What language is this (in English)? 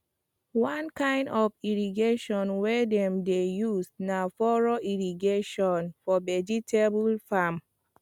Nigerian Pidgin